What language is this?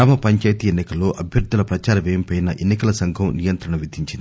Telugu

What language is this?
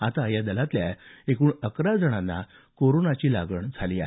Marathi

